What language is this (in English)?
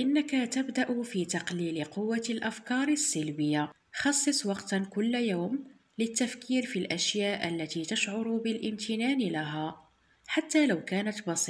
Arabic